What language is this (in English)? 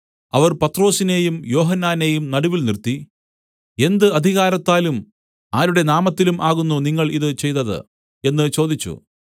Malayalam